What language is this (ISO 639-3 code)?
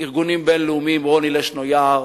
heb